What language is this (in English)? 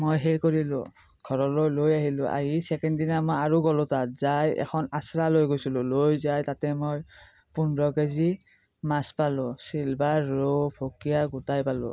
Assamese